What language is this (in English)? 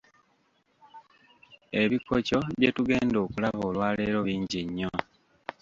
Ganda